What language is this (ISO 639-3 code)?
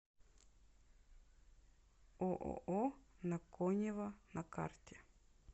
rus